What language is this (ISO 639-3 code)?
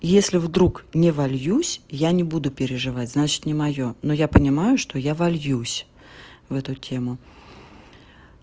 rus